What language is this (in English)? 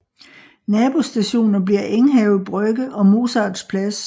Danish